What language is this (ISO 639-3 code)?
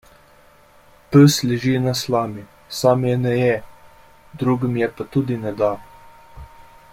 slv